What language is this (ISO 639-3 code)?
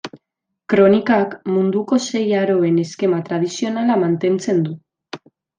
eus